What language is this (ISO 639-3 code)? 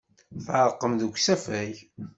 kab